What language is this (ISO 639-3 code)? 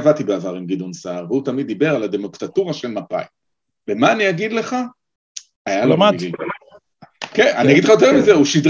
heb